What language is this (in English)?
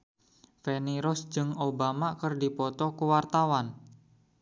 Sundanese